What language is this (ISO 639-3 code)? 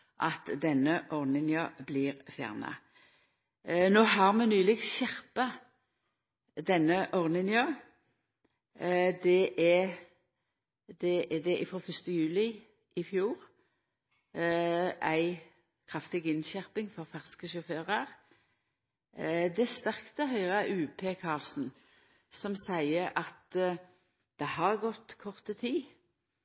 nno